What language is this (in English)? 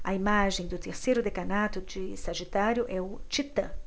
Portuguese